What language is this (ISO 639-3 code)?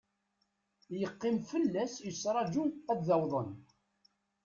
kab